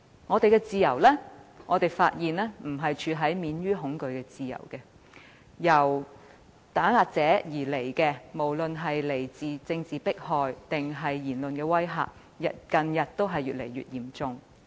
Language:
Cantonese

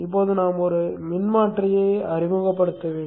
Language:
Tamil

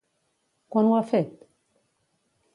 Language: Catalan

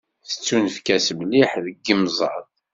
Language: Kabyle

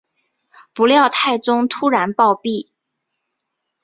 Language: Chinese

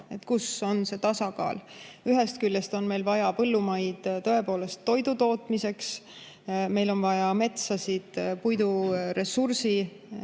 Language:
Estonian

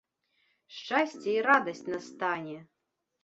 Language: Belarusian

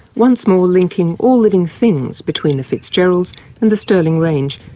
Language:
English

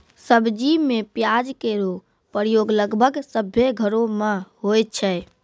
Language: Maithili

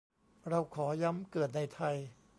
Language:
Thai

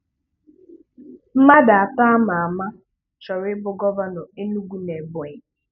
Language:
Igbo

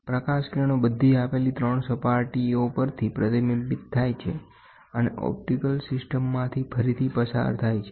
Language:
Gujarati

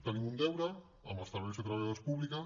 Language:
Catalan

